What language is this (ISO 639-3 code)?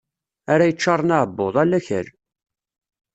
kab